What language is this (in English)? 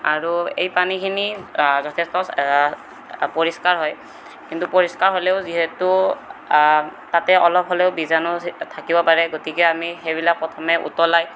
Assamese